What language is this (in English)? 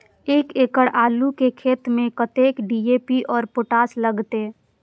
Maithili